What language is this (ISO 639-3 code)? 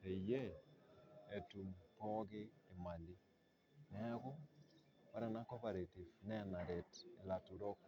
mas